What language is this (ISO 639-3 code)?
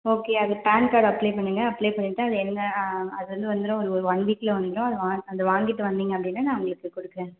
tam